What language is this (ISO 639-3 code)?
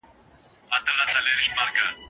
pus